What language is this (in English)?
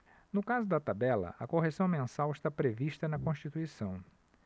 Portuguese